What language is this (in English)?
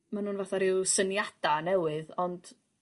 Welsh